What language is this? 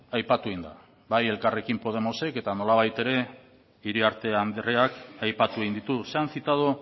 Basque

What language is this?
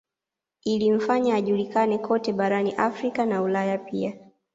Swahili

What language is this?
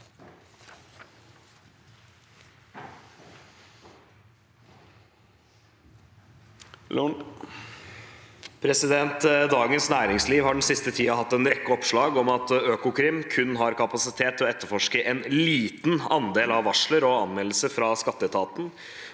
Norwegian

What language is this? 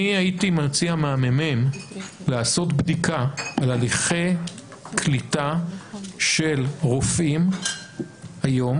Hebrew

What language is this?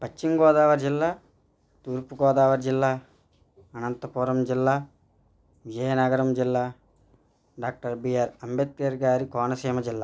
Telugu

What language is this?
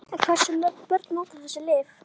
Icelandic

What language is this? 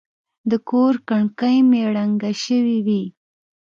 Pashto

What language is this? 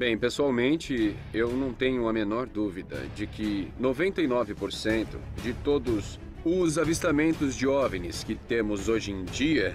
Portuguese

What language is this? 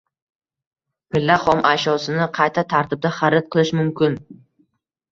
Uzbek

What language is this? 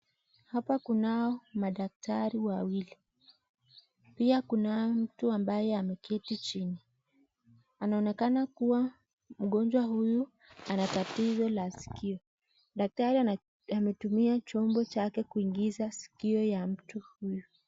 Swahili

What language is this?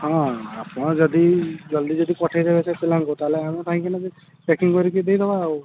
Odia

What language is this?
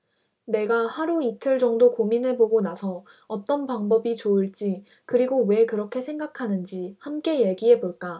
Korean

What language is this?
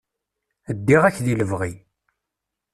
Kabyle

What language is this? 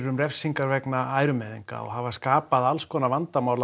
Icelandic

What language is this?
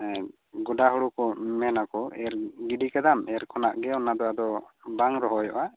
Santali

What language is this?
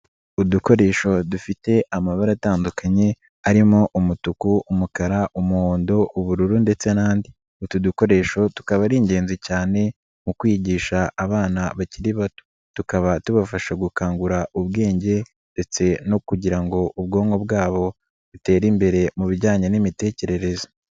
Kinyarwanda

